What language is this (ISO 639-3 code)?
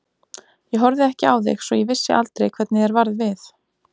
isl